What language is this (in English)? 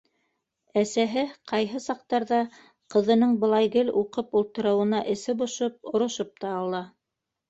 Bashkir